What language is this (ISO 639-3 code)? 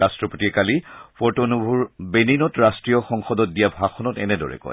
asm